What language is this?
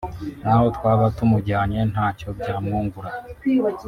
Kinyarwanda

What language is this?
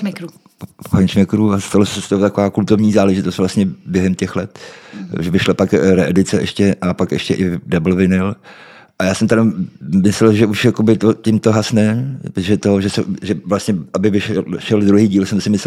Czech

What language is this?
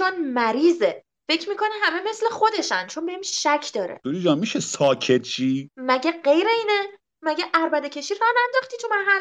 Persian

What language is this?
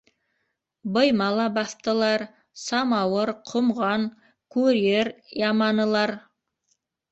Bashkir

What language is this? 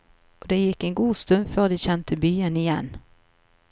Norwegian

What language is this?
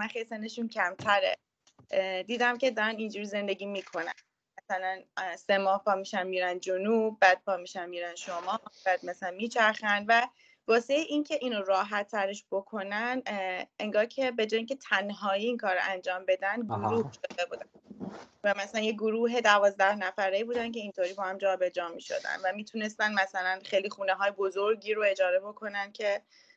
Persian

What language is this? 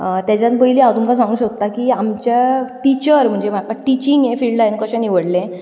Konkani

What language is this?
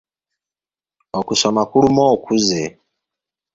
Ganda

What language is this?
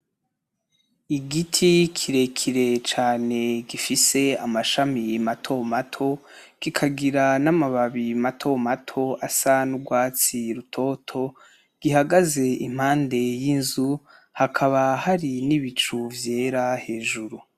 Rundi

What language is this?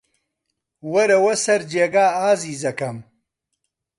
Central Kurdish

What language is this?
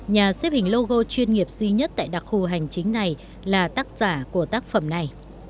Vietnamese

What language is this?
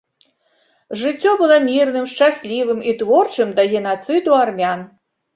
Belarusian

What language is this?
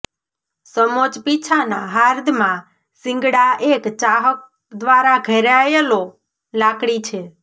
Gujarati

